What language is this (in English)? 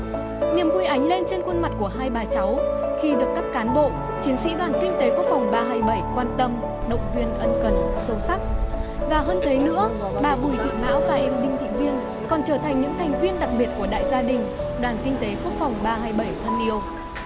Vietnamese